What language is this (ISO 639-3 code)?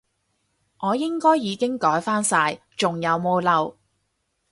yue